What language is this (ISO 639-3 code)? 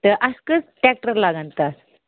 kas